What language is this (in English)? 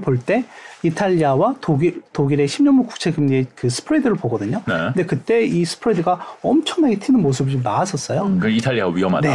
Korean